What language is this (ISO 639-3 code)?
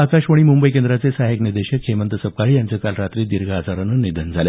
mar